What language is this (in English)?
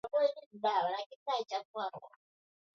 Swahili